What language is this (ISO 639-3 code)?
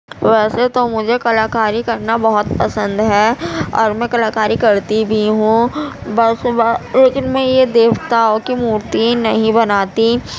urd